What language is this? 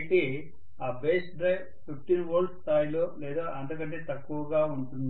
Telugu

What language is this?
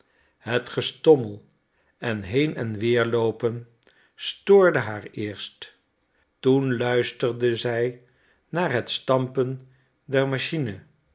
Dutch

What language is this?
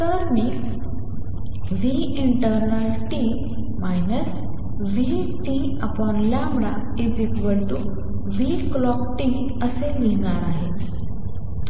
Marathi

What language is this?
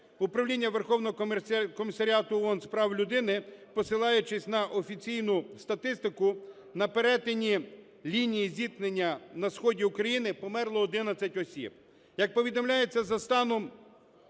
Ukrainian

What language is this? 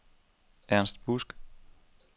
Danish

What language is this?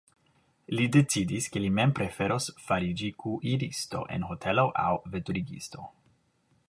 Esperanto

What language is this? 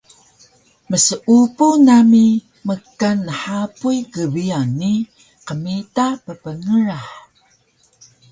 Taroko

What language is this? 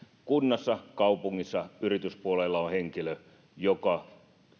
Finnish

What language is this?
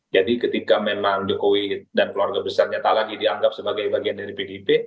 Indonesian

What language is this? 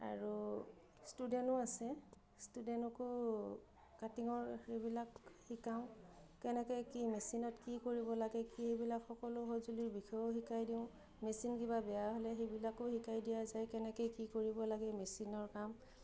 Assamese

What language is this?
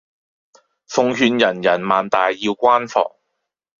Cantonese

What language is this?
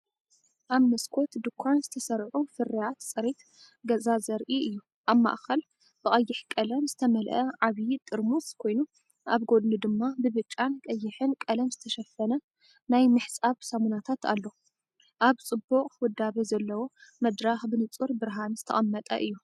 Tigrinya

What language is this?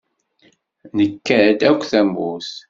Kabyle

